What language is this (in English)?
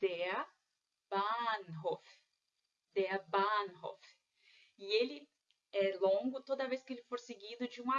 Portuguese